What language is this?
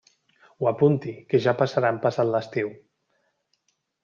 Catalan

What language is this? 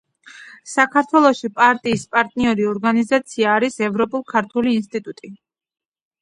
Georgian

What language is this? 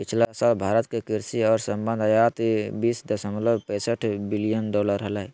Magahi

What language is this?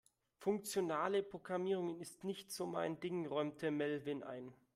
German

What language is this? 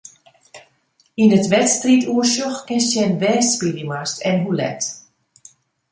Western Frisian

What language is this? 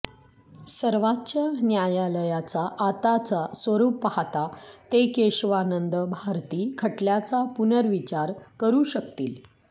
Marathi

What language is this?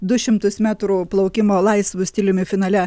Lithuanian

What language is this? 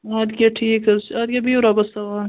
Kashmiri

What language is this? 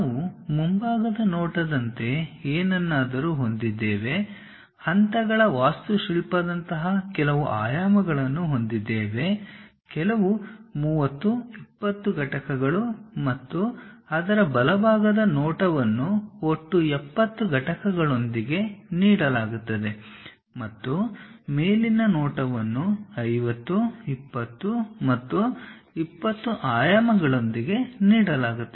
Kannada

